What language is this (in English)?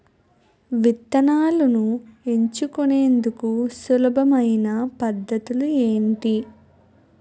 Telugu